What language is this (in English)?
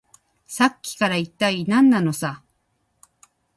Japanese